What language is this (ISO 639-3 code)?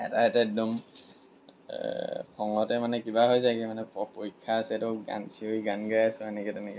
asm